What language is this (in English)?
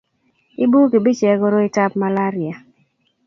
Kalenjin